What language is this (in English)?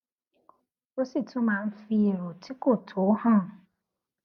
Yoruba